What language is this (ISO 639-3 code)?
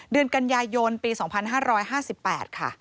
tha